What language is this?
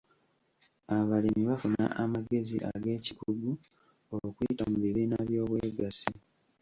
Ganda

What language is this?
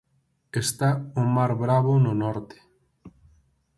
Galician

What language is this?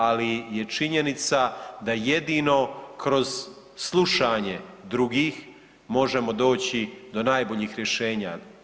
Croatian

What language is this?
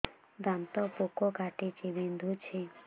Odia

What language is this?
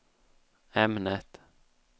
Swedish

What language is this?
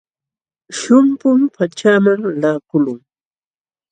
Jauja Wanca Quechua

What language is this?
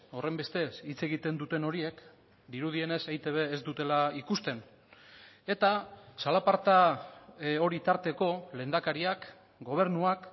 Basque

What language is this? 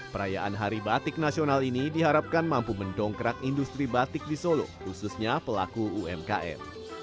Indonesian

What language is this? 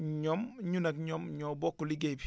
Wolof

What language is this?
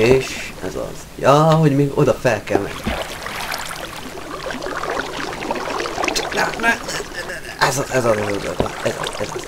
Hungarian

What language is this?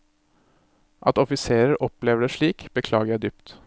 Norwegian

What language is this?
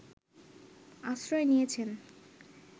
Bangla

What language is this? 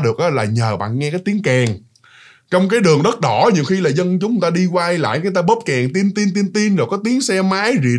Vietnamese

